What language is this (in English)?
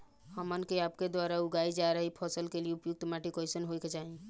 Bhojpuri